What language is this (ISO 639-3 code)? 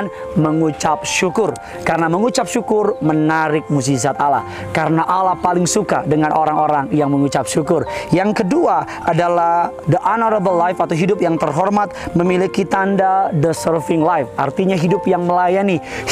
ind